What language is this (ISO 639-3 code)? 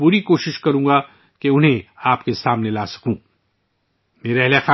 urd